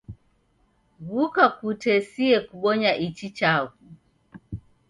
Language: Taita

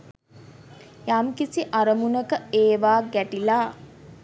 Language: Sinhala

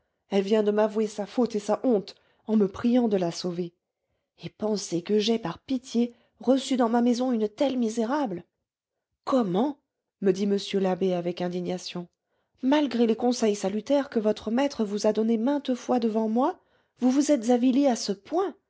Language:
French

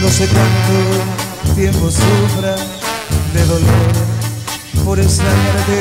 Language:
Spanish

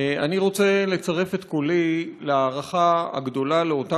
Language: Hebrew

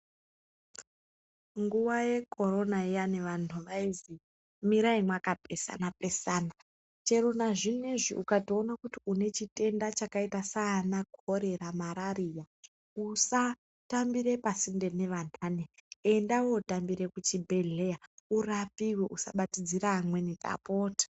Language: Ndau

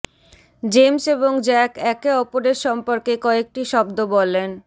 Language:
Bangla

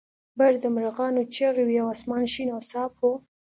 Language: Pashto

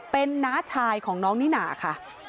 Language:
Thai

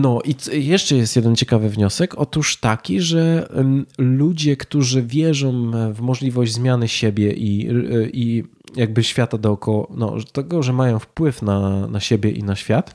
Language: Polish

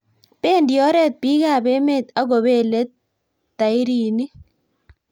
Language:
Kalenjin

